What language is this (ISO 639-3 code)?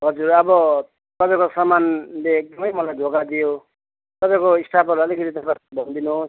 nep